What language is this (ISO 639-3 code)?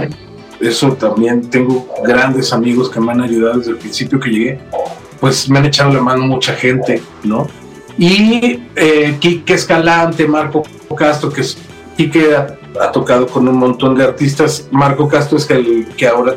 spa